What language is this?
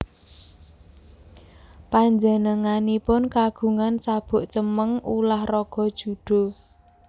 Javanese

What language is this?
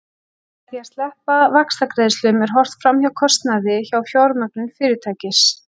Icelandic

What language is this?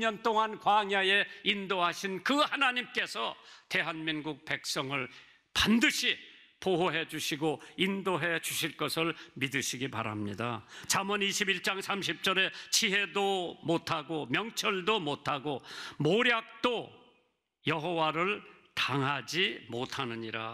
Korean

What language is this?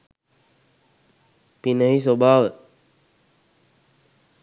Sinhala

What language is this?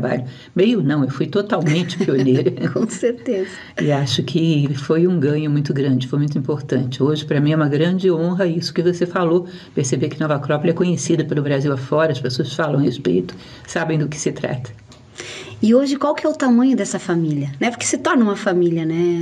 Portuguese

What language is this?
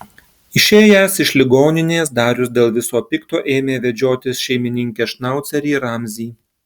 Lithuanian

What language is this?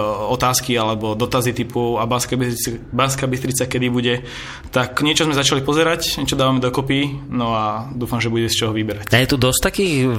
Slovak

